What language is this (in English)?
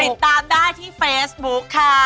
Thai